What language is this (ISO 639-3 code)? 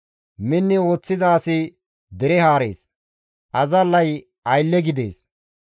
gmv